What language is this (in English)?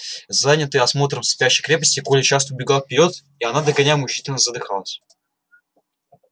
Russian